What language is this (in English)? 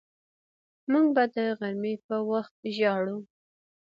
Pashto